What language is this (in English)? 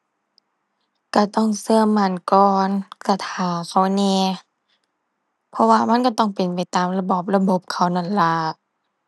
Thai